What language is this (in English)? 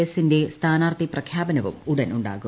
Malayalam